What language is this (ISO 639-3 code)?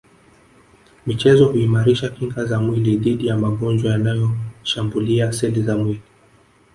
swa